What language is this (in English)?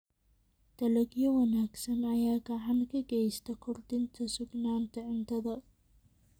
Somali